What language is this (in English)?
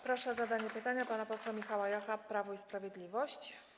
Polish